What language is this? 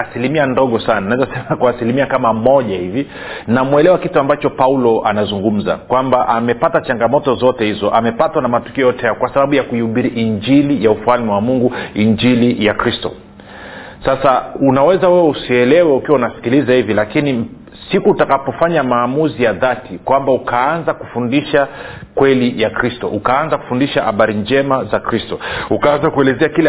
Swahili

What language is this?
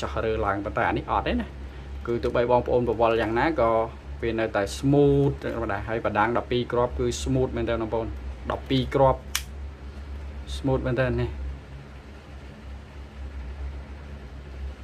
Thai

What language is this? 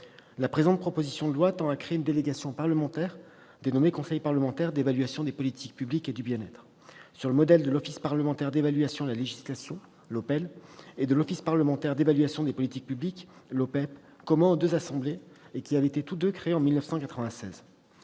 French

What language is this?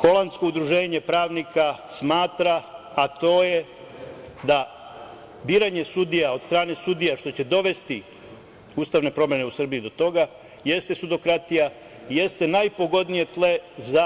Serbian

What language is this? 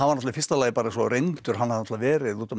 Icelandic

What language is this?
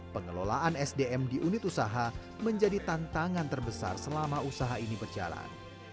Indonesian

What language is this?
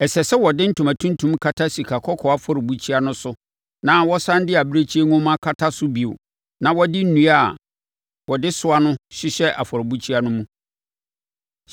Akan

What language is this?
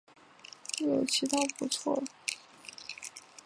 Chinese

